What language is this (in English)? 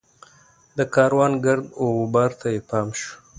Pashto